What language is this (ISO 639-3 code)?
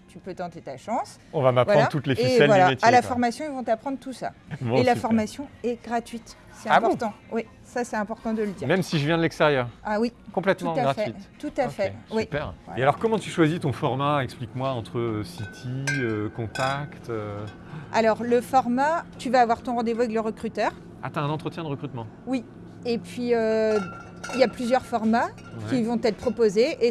fra